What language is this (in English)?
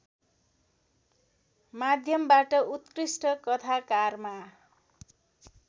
Nepali